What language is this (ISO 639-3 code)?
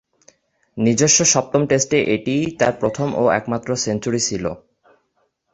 ben